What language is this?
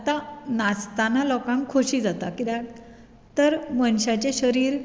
Konkani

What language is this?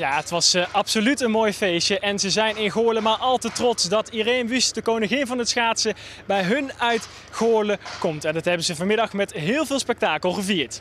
Dutch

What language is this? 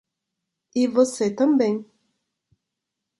Portuguese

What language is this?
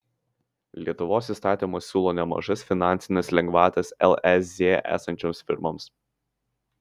Lithuanian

